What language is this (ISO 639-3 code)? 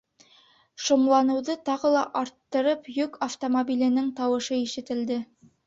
bak